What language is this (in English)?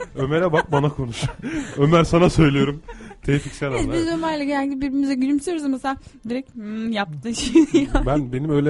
Turkish